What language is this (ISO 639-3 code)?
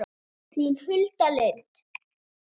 isl